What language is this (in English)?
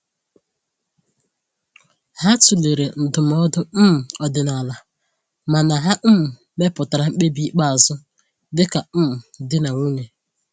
Igbo